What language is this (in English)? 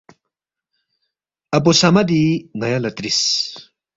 Balti